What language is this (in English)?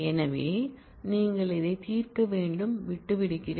Tamil